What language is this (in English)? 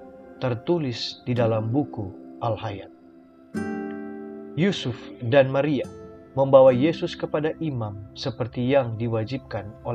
Indonesian